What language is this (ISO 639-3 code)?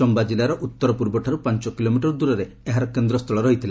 ori